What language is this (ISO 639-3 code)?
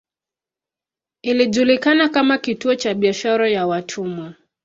swa